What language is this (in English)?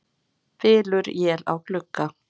Icelandic